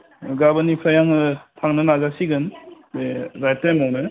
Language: Bodo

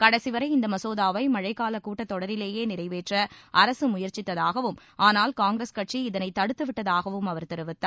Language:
Tamil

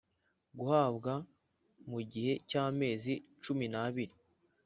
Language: Kinyarwanda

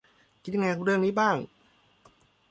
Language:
Thai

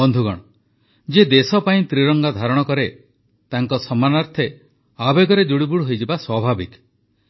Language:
Odia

